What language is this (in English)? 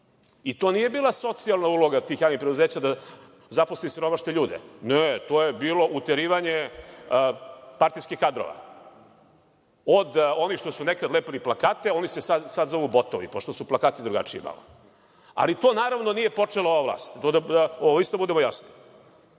Serbian